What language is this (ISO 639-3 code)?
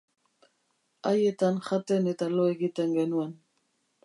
eus